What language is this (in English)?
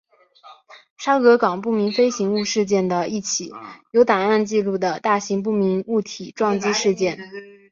Chinese